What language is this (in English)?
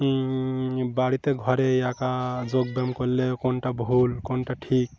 Bangla